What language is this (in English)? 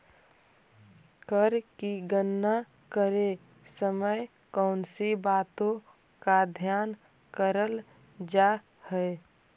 Magahi